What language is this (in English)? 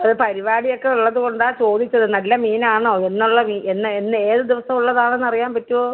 Malayalam